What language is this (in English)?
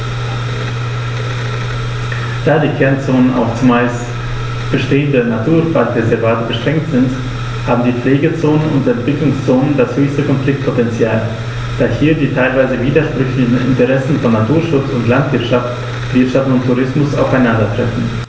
German